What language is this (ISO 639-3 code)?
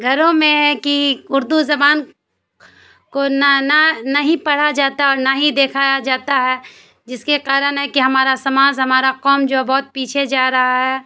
urd